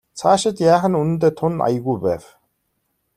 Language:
Mongolian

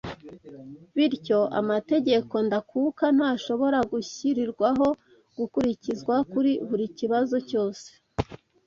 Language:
Kinyarwanda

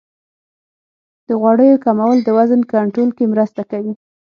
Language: Pashto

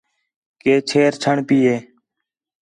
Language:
Khetrani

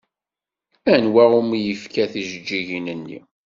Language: Kabyle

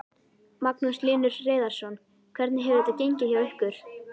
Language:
Icelandic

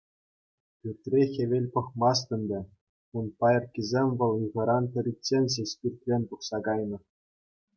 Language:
Chuvash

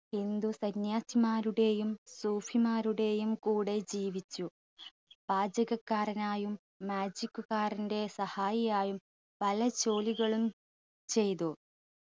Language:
Malayalam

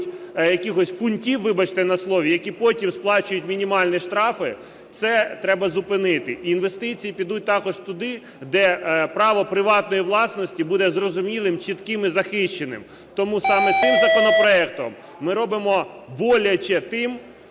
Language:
Ukrainian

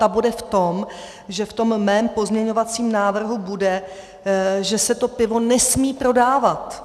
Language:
Czech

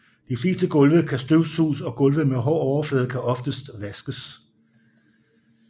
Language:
Danish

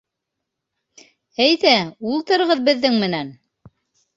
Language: Bashkir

